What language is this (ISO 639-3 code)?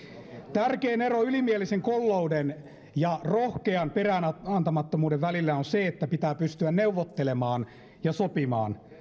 fin